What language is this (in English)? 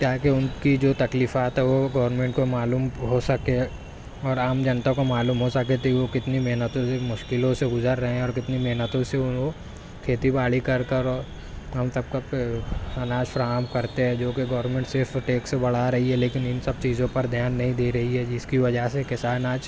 Urdu